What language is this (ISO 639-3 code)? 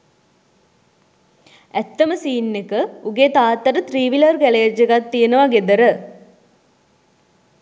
sin